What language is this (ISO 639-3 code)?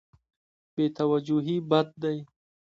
pus